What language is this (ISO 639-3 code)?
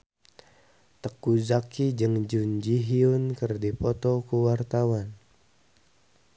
sun